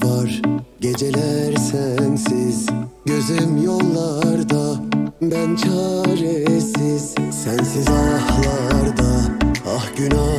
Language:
Turkish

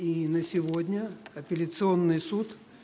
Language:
Russian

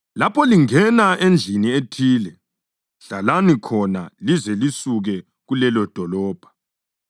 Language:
North Ndebele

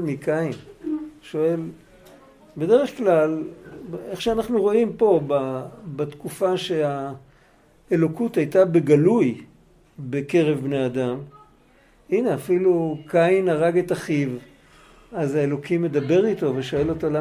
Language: Hebrew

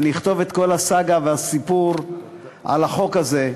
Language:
Hebrew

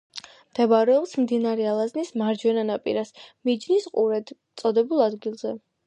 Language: Georgian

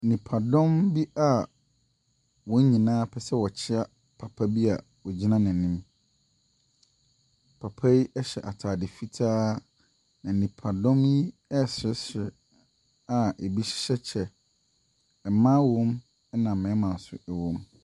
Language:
Akan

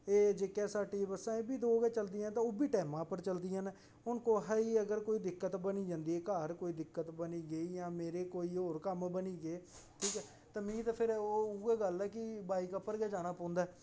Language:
Dogri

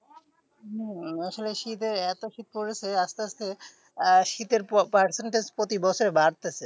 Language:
Bangla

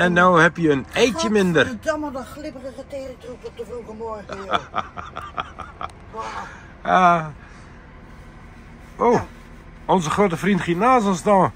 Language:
Dutch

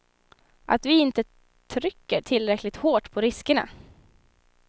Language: Swedish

